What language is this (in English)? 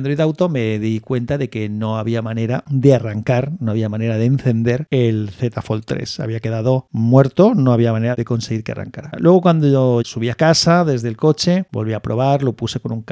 Spanish